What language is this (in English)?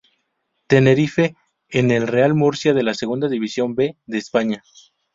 Spanish